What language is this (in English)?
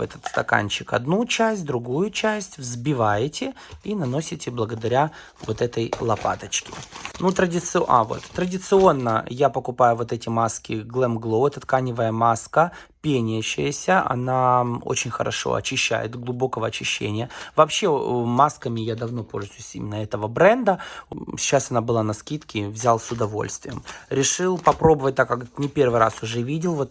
Russian